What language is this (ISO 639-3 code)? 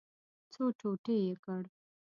pus